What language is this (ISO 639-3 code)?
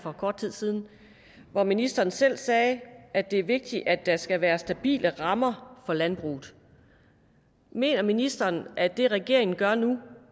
dan